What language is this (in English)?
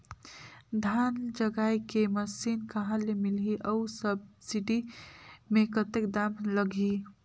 Chhattisgarhi